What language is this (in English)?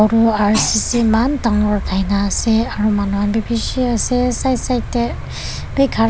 Naga Pidgin